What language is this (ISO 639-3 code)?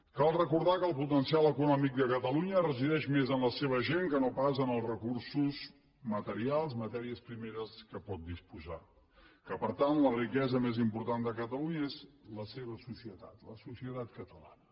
cat